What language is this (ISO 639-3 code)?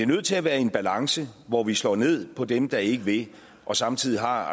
dan